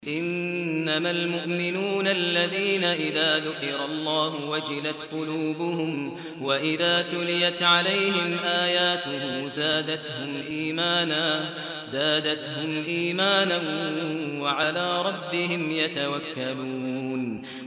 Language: Arabic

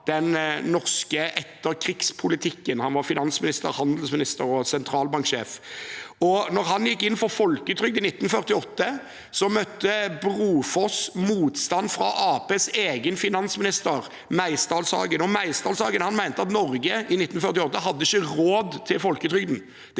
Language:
Norwegian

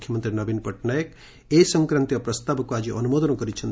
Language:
Odia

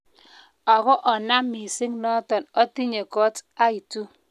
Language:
Kalenjin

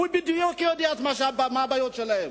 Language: Hebrew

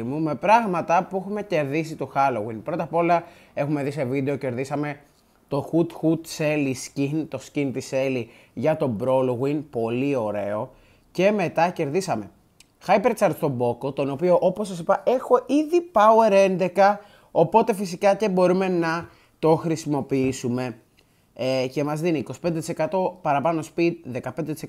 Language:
Greek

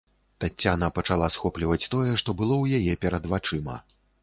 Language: Belarusian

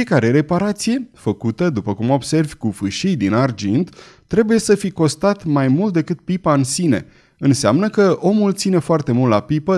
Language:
Romanian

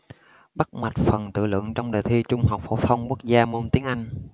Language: Vietnamese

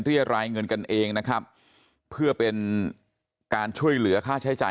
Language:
Thai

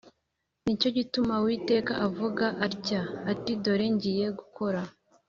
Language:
Kinyarwanda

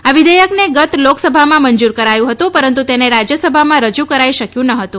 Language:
Gujarati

